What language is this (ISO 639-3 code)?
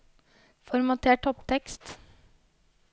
nor